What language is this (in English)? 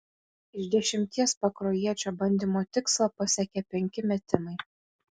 Lithuanian